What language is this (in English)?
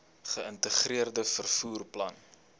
Afrikaans